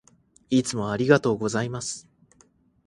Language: Japanese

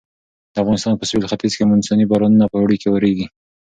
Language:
Pashto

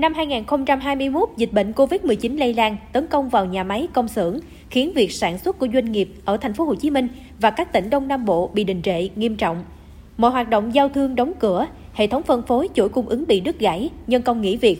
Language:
Vietnamese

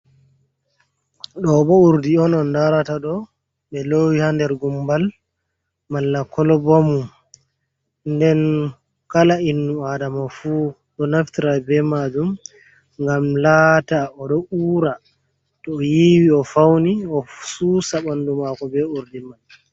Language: Fula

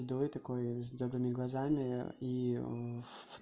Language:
Russian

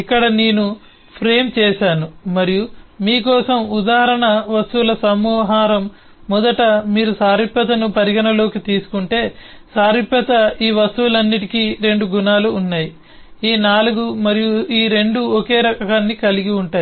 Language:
Telugu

